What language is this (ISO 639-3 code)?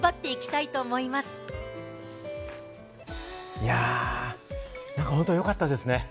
jpn